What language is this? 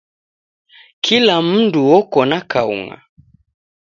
Taita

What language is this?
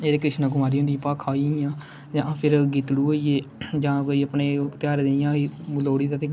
Dogri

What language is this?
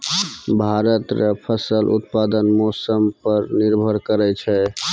Maithili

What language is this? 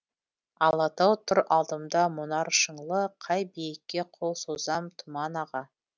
Kazakh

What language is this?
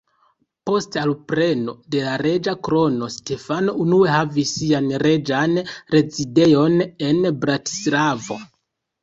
Esperanto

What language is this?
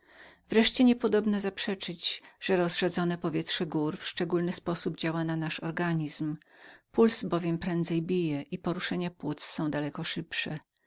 Polish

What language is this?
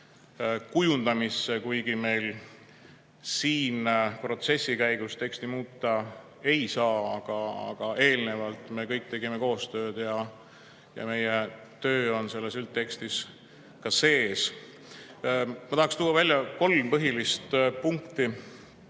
Estonian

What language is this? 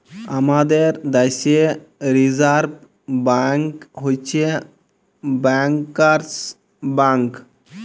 Bangla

